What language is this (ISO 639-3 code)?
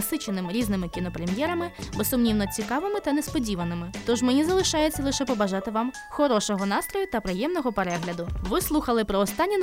ukr